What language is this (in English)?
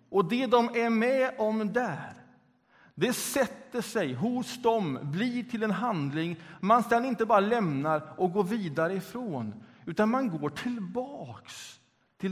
Swedish